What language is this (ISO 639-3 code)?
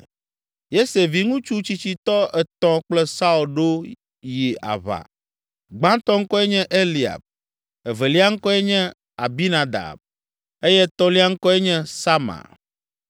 ewe